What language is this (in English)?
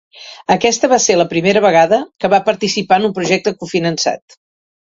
Catalan